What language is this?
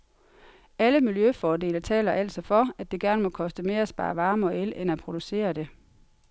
Danish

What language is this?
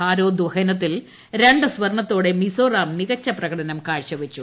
Malayalam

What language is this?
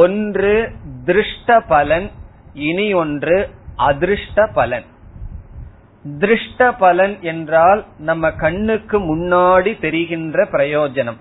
Tamil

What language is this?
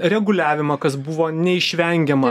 Lithuanian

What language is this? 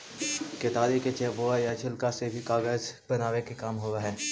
Magahi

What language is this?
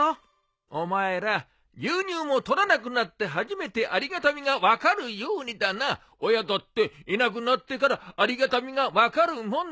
Japanese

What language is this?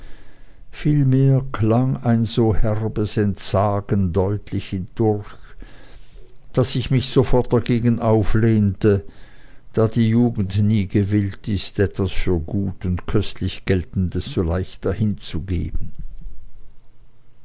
German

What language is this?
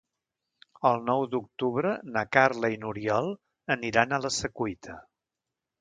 Catalan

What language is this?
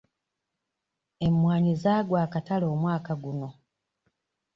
Ganda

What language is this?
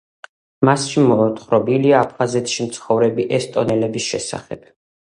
Georgian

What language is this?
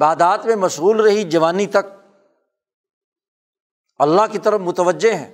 Urdu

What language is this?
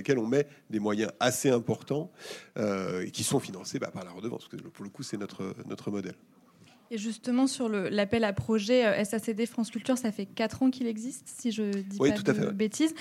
French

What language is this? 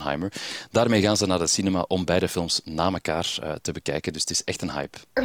Dutch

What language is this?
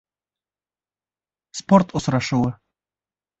Bashkir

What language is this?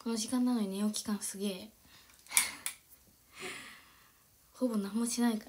Japanese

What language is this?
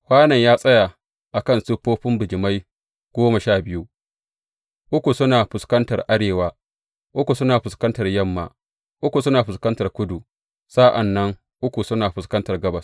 Hausa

